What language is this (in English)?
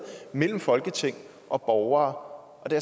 Danish